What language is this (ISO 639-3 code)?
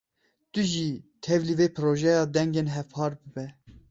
kur